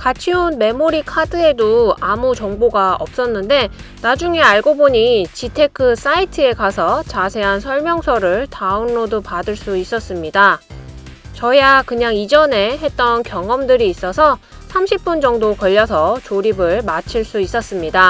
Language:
Korean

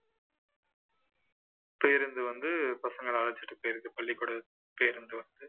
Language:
Tamil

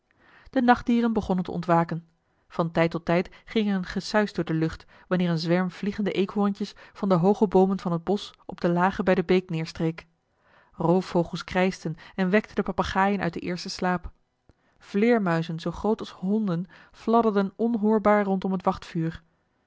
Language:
Dutch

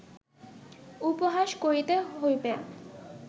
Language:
Bangla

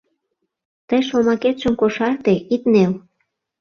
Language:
Mari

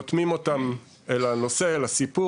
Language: Hebrew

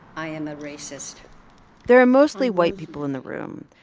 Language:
English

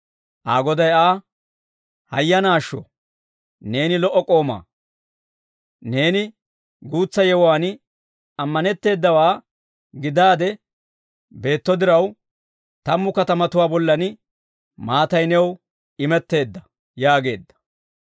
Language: Dawro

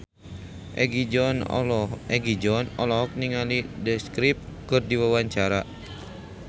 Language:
Sundanese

